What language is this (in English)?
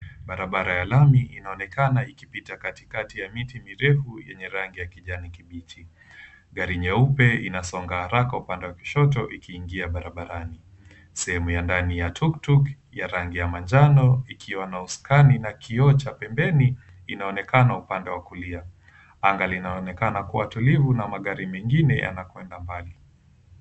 Swahili